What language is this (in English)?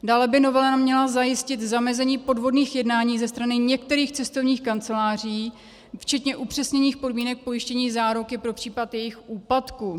Czech